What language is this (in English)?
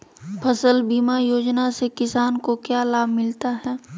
Magahi